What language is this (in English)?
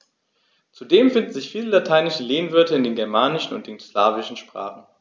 German